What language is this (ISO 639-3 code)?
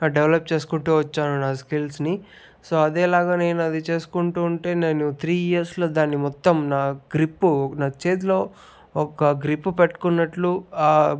tel